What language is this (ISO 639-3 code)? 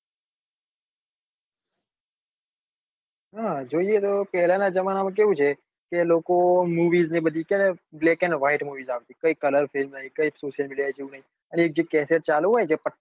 guj